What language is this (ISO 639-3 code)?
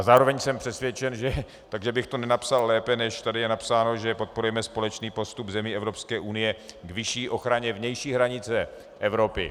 ces